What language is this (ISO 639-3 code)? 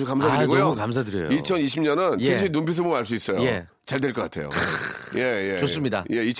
kor